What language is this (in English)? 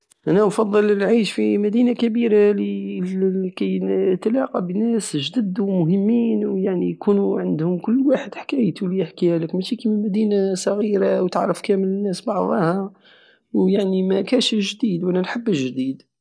Algerian Saharan Arabic